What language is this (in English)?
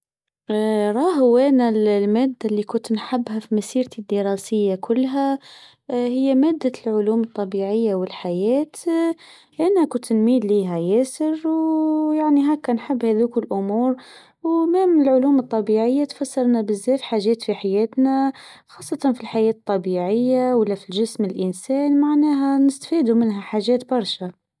Tunisian Arabic